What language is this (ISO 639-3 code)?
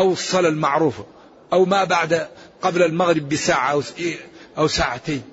ara